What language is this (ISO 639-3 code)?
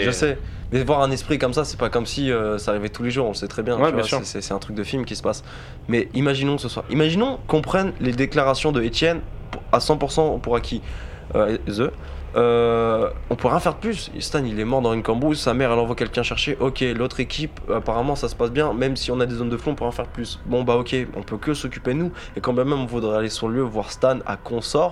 fra